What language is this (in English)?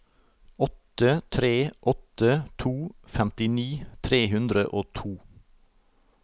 Norwegian